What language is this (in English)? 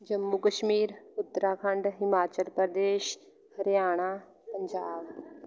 Punjabi